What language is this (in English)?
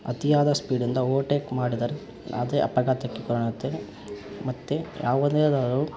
Kannada